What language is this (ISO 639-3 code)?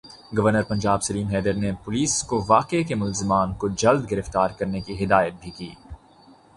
urd